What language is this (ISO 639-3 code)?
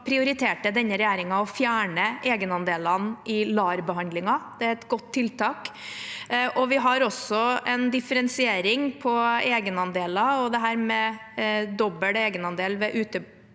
nor